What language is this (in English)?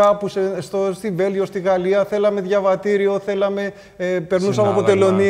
Greek